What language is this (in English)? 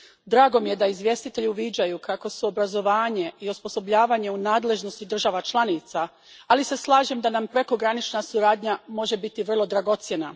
Croatian